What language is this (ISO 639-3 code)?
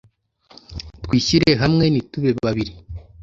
kin